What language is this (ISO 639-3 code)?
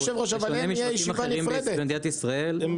heb